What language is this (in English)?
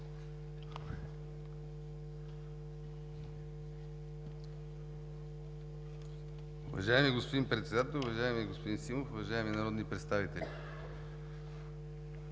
Bulgarian